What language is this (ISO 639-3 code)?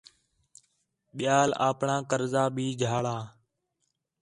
xhe